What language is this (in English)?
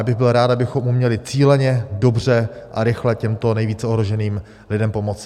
Czech